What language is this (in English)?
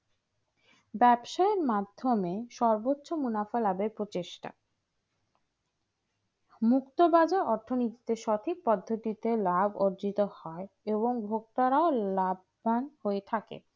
Bangla